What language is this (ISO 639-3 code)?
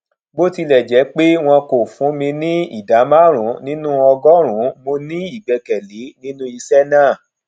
yor